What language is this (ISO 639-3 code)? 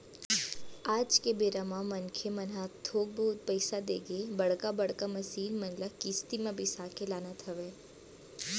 hne